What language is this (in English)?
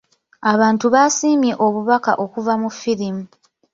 Ganda